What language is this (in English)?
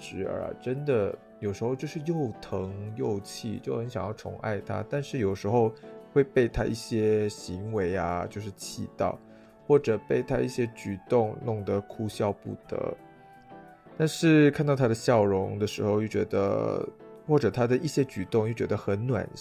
Chinese